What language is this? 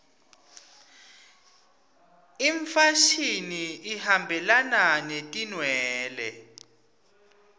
Swati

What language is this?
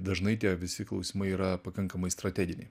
Lithuanian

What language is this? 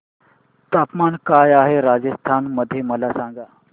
Marathi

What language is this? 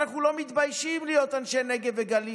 Hebrew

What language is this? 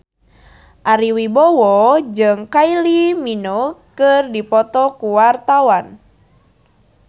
Sundanese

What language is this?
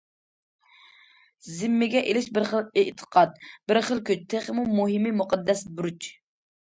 Uyghur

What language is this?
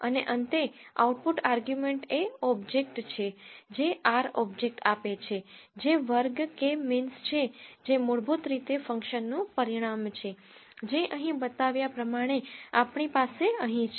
Gujarati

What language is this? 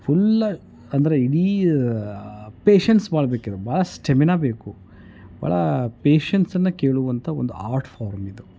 Kannada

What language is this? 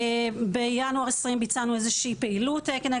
Hebrew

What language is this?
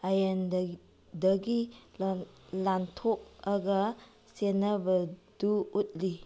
Manipuri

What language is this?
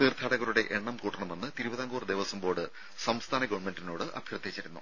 Malayalam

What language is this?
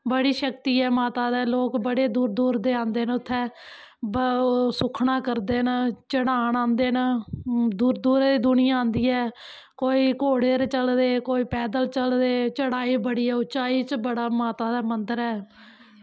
Dogri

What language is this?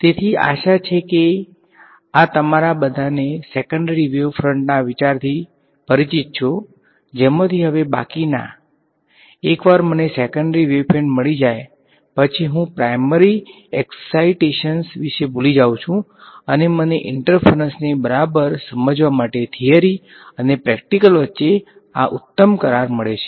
Gujarati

